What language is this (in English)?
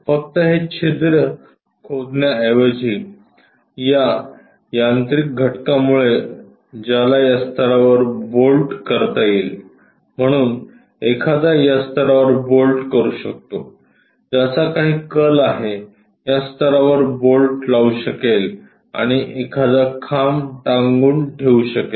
Marathi